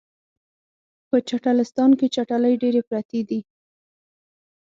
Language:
Pashto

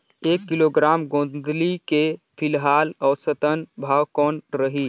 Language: Chhattisgarhi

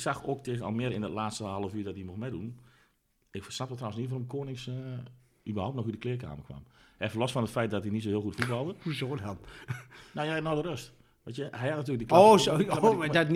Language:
Dutch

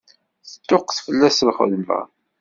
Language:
Kabyle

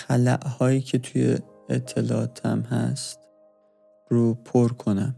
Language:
Persian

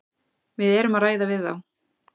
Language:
Icelandic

